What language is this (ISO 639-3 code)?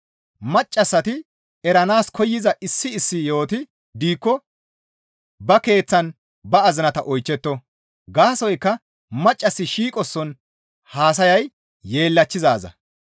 gmv